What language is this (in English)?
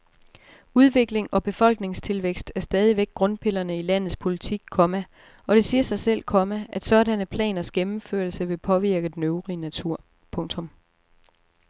Danish